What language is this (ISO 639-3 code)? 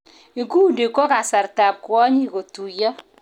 kln